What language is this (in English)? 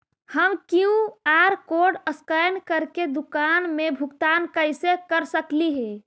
Magahi